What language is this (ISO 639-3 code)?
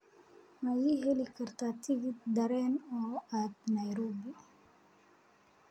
som